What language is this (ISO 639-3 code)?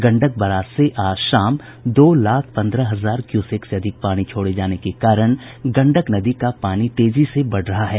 hin